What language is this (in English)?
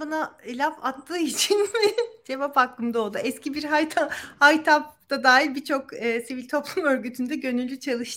Turkish